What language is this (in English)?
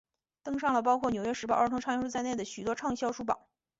Chinese